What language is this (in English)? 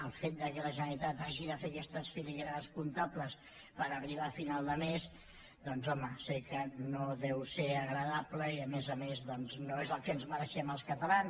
Catalan